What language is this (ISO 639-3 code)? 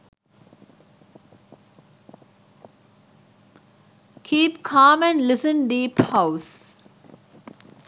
sin